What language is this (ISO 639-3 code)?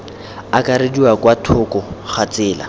tsn